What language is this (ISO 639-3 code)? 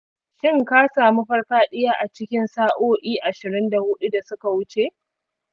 hau